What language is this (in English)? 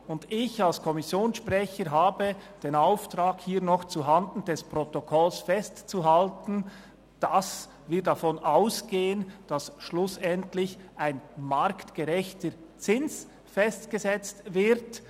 Swiss German